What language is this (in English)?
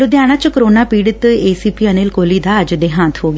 Punjabi